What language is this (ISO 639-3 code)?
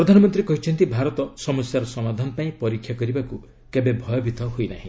ori